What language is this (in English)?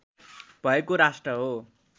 Nepali